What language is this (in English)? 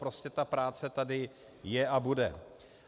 Czech